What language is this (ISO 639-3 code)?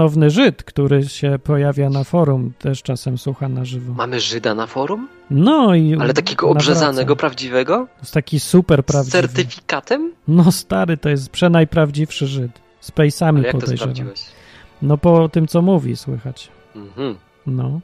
pol